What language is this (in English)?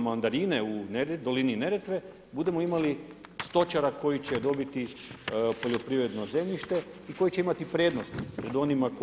Croatian